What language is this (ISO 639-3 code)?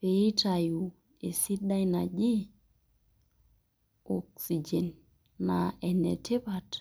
mas